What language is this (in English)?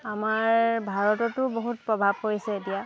Assamese